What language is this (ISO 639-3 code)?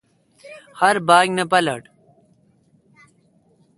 xka